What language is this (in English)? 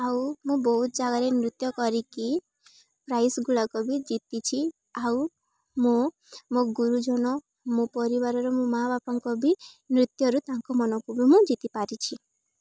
Odia